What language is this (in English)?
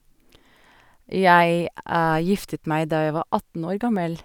Norwegian